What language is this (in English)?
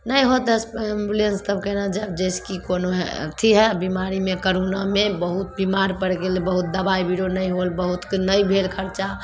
Maithili